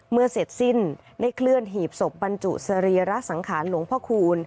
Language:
Thai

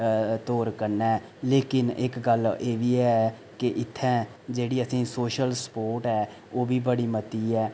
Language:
Dogri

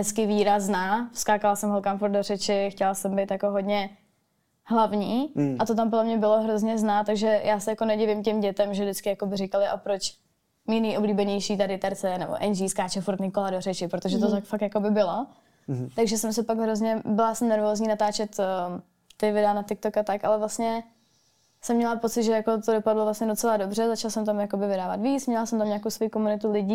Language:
Czech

